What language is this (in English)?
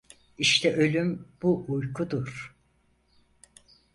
Turkish